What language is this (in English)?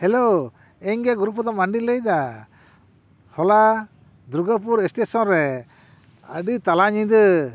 Santali